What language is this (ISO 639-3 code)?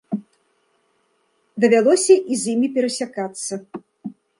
bel